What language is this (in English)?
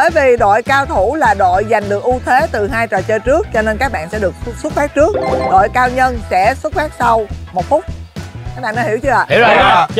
Vietnamese